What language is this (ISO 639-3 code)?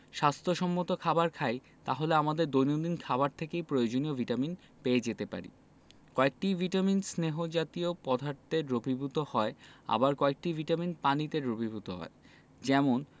ben